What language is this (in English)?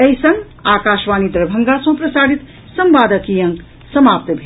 Maithili